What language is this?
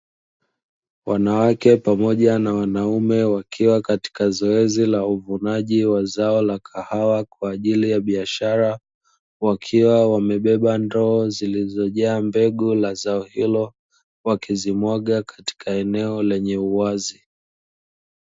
Swahili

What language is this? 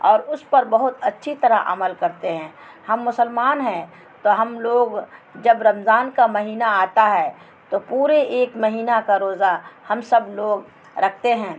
Urdu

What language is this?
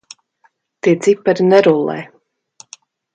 Latvian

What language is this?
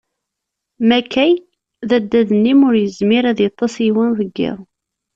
Kabyle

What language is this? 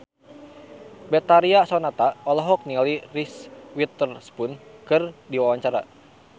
Sundanese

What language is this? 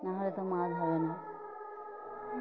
Bangla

